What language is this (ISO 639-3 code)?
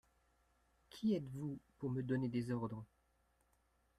fra